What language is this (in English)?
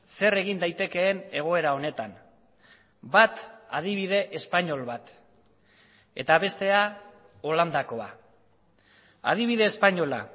Basque